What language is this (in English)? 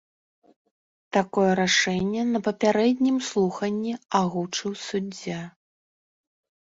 Belarusian